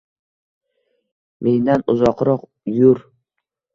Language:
Uzbek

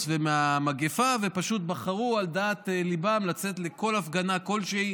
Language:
Hebrew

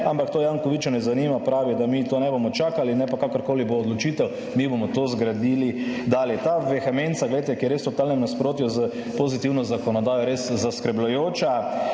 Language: Slovenian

